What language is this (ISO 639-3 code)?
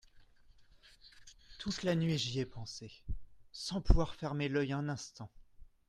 fra